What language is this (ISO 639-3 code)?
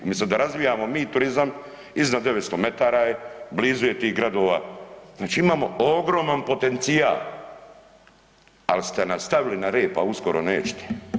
hrv